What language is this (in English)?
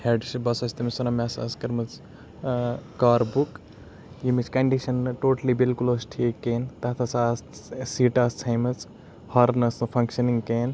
Kashmiri